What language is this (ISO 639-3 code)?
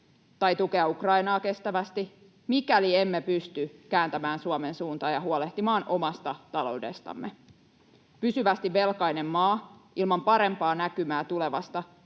fin